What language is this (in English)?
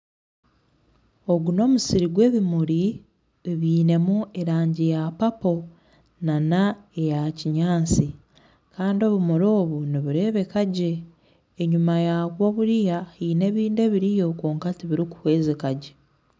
Nyankole